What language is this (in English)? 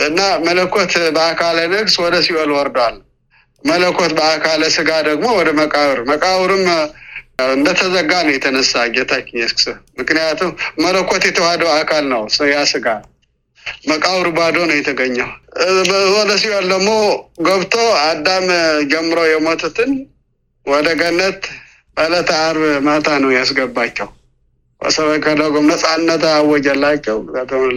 Amharic